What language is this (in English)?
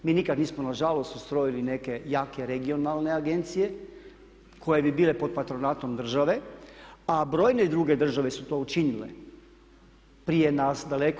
Croatian